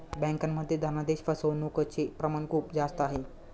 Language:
Marathi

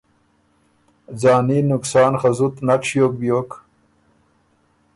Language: Ormuri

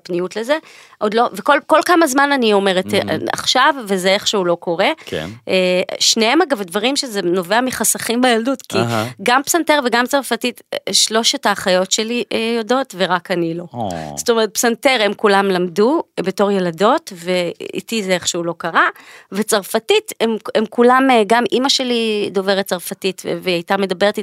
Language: Hebrew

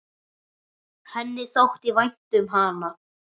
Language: Icelandic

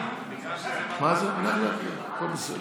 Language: Hebrew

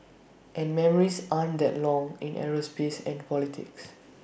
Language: English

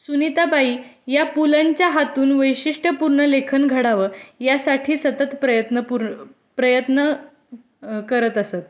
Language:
Marathi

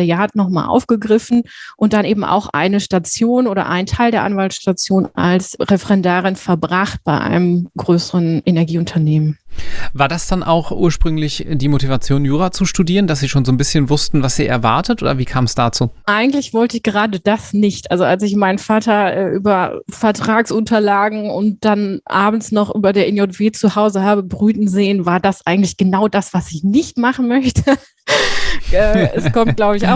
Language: German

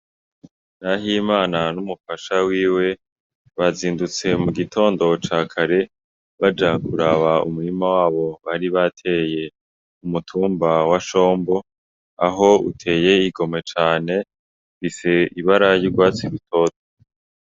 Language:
Rundi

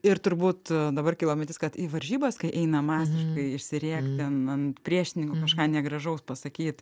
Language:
Lithuanian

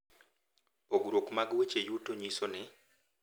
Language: Luo (Kenya and Tanzania)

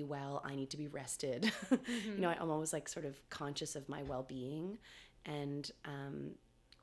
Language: English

